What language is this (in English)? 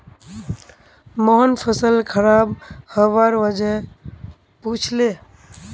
Magahi